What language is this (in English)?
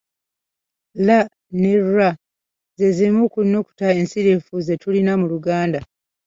Ganda